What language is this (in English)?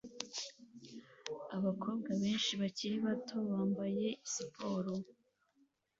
Kinyarwanda